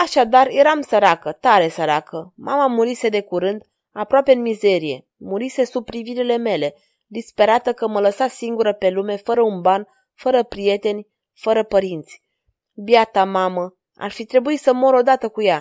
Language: Romanian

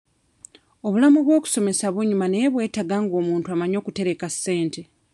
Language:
Ganda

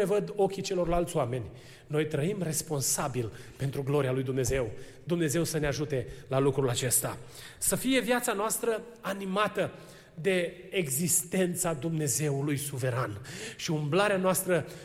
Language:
Romanian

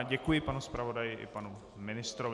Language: Czech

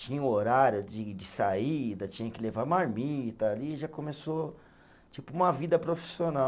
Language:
Portuguese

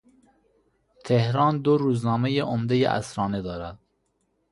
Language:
Persian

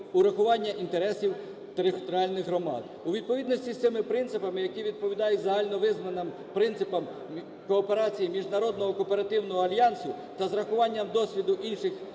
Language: Ukrainian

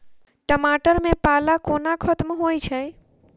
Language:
Maithili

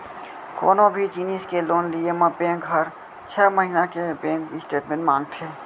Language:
Chhattisgarhi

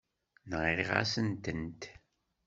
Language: Kabyle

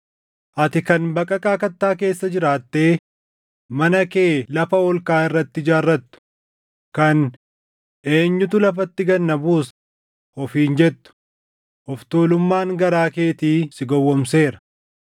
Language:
Oromo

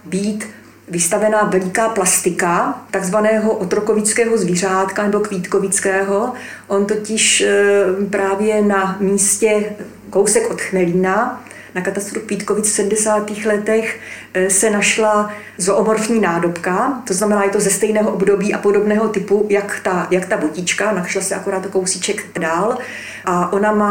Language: Czech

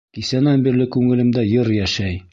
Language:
Bashkir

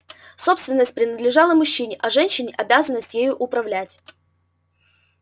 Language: Russian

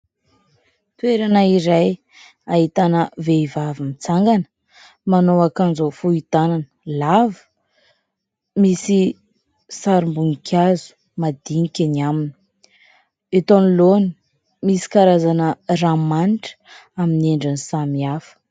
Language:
Malagasy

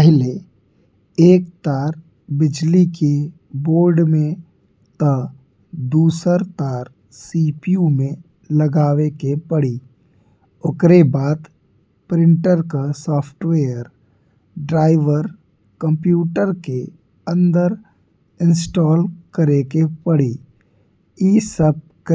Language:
Bhojpuri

